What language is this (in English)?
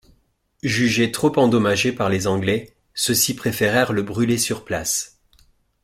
French